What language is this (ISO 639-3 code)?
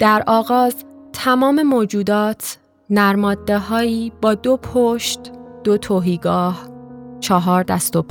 fas